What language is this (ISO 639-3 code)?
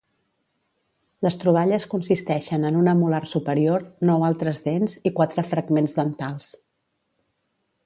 cat